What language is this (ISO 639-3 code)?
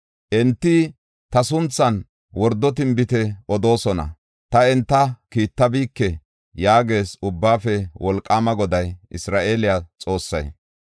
gof